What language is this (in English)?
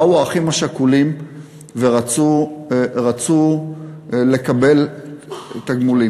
Hebrew